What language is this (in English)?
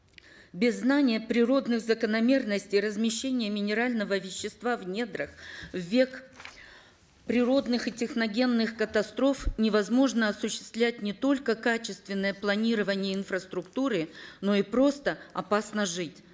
Kazakh